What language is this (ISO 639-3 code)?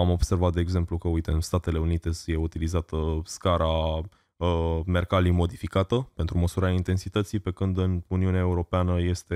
ron